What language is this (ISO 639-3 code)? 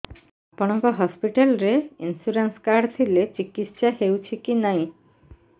ori